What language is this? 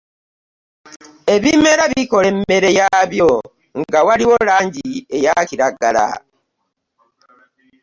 Ganda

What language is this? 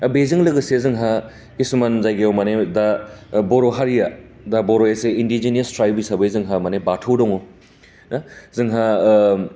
Bodo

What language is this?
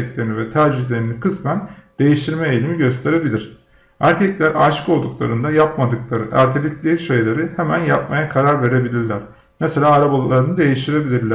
Turkish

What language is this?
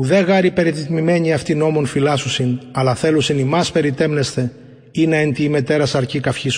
Greek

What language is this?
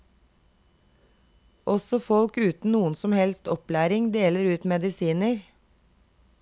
Norwegian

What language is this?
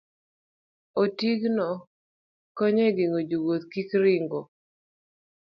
Luo (Kenya and Tanzania)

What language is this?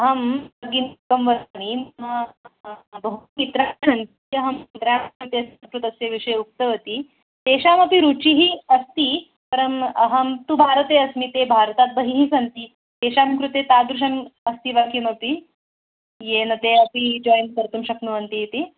Sanskrit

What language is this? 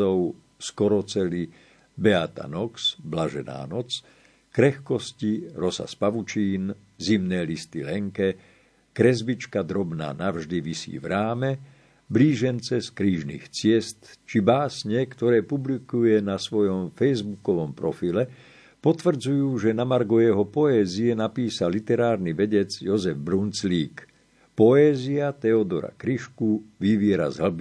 Slovak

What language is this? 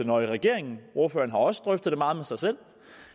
Danish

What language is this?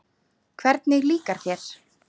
Icelandic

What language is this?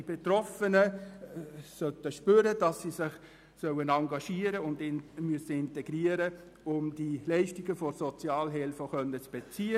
Swiss German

